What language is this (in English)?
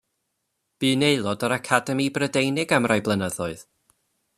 Welsh